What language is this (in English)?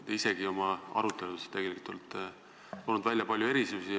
Estonian